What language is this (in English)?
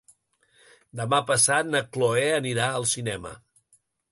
Catalan